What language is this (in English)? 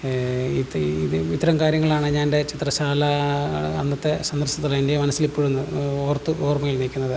Malayalam